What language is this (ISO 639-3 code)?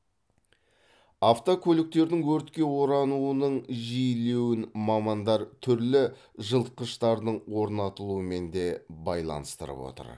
kaz